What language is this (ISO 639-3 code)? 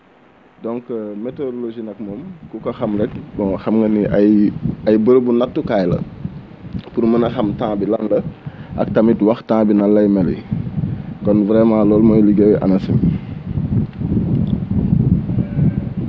wol